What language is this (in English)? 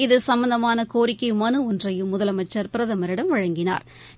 Tamil